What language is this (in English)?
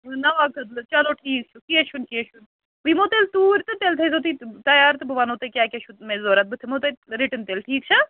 Kashmiri